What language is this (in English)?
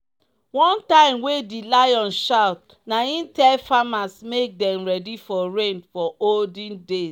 Nigerian Pidgin